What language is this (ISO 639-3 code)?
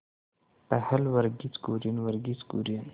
hin